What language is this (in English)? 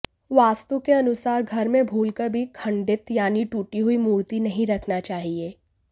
Hindi